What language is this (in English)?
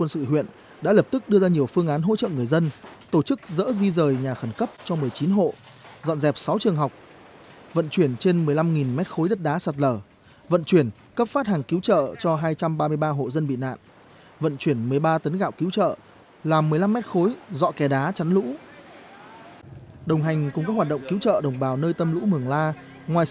Vietnamese